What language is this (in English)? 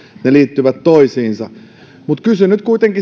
Finnish